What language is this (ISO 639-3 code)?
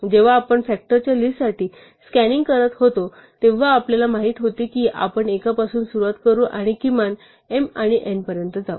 mar